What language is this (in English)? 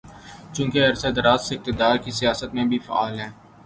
Urdu